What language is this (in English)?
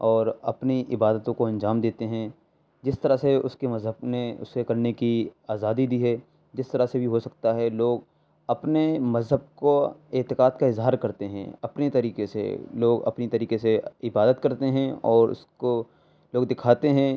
Urdu